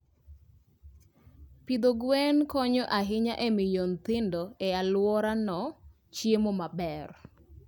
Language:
Luo (Kenya and Tanzania)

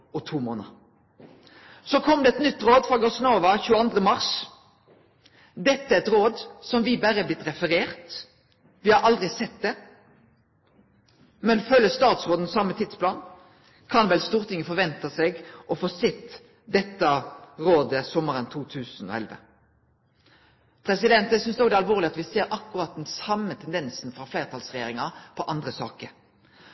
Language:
Norwegian Nynorsk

